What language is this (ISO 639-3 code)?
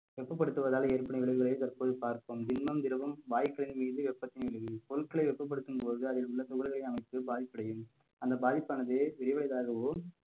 tam